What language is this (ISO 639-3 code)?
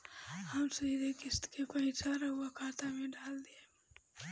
bho